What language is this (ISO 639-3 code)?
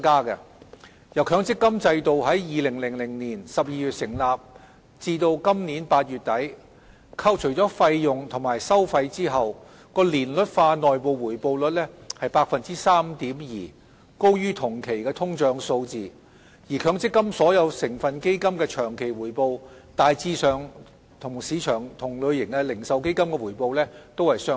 yue